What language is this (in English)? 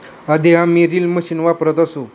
Marathi